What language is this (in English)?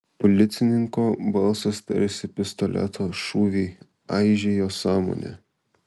Lithuanian